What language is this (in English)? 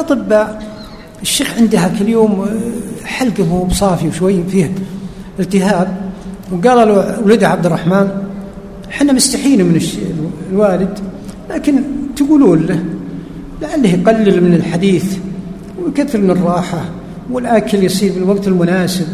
Arabic